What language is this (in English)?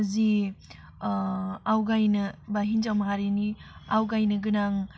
Bodo